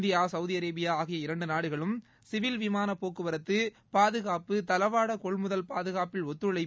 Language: Tamil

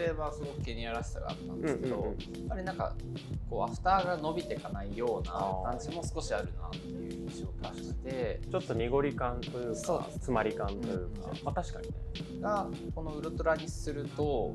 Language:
Japanese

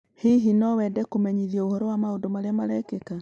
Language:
Kikuyu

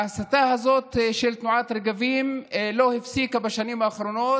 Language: Hebrew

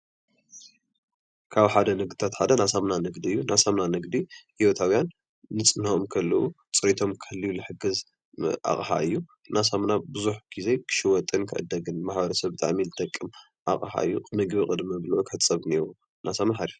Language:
Tigrinya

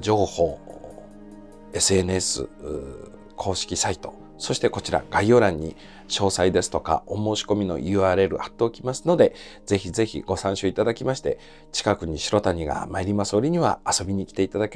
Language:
Japanese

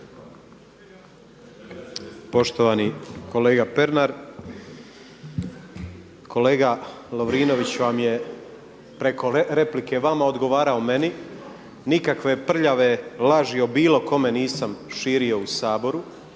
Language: Croatian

